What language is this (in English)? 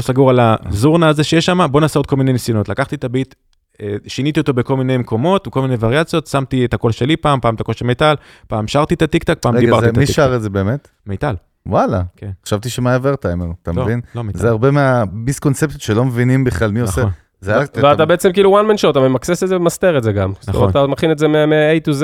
Hebrew